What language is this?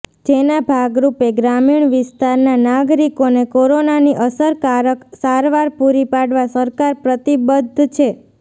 Gujarati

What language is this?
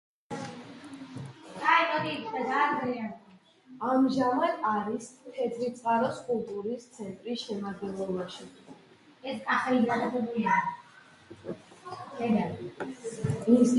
Georgian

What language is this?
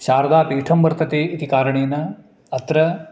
Sanskrit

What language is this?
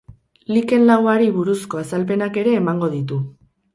Basque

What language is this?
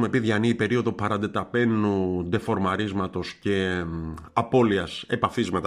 Greek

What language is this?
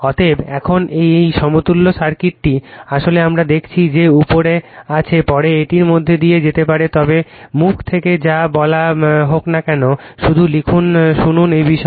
Bangla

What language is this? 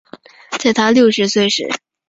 Chinese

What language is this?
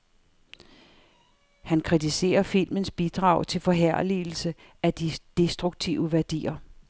Danish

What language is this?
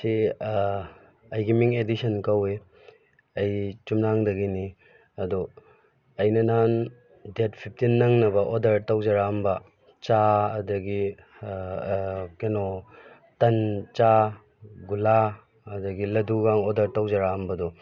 Manipuri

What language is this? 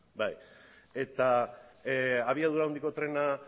Basque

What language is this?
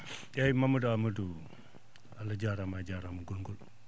Fula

